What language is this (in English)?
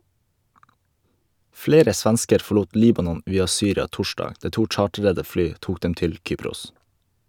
Norwegian